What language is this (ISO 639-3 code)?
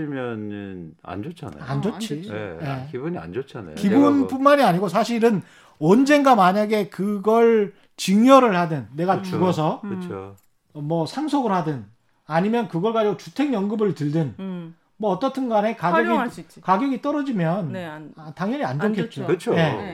kor